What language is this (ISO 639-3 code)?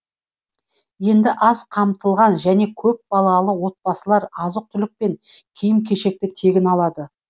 kaz